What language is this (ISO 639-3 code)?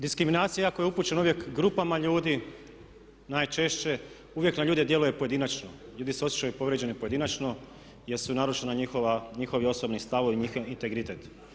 hrv